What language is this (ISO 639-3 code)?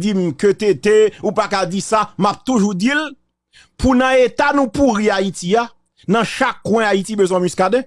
fra